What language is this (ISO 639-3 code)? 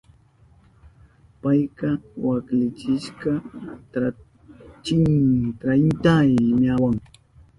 qup